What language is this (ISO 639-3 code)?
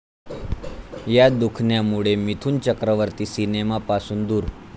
mar